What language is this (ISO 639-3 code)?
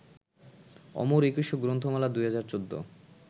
ben